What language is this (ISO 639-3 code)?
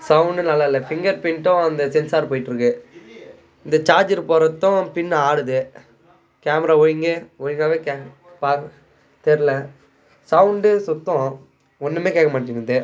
tam